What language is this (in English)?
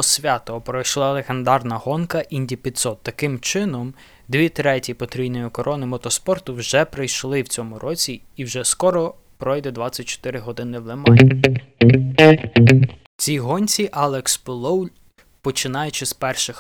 Ukrainian